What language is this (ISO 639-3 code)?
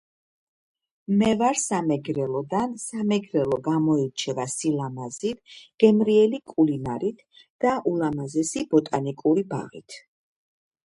kat